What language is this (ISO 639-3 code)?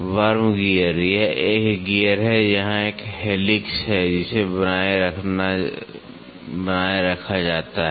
hin